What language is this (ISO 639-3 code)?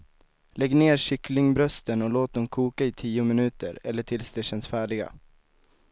swe